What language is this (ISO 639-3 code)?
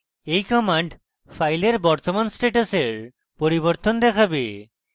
ben